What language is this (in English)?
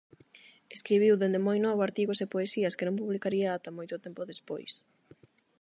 Galician